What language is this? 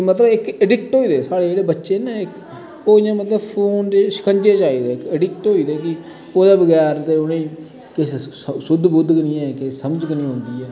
Dogri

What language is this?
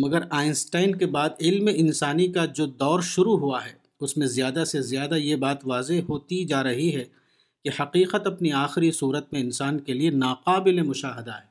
Urdu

